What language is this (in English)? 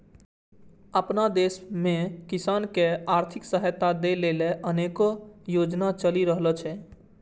Maithili